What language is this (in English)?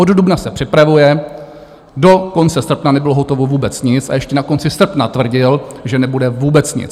Czech